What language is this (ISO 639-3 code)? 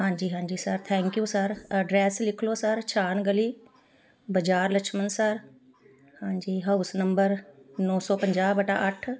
pan